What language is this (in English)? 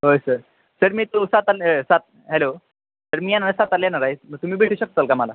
Marathi